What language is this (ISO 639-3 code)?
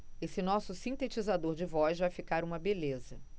por